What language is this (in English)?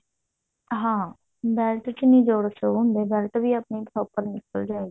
Punjabi